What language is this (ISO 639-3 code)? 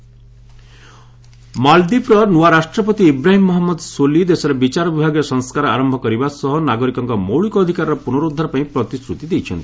ori